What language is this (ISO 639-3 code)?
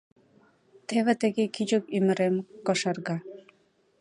chm